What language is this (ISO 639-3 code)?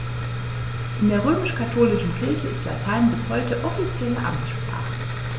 deu